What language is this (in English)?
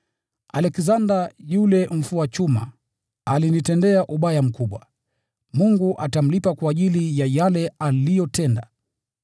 Swahili